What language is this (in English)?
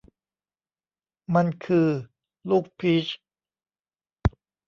Thai